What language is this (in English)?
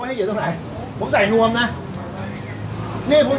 Thai